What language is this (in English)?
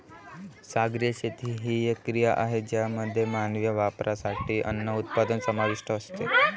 Marathi